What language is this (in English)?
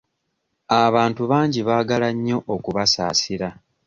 Ganda